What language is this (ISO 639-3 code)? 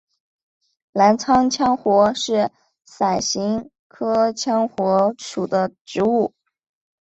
zho